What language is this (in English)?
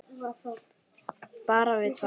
Icelandic